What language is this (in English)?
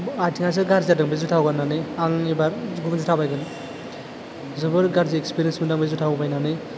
Bodo